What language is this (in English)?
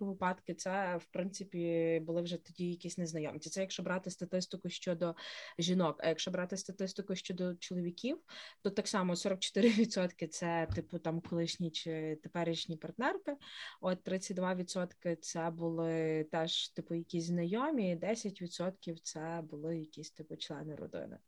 Ukrainian